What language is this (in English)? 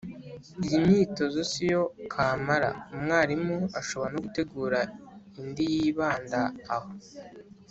Kinyarwanda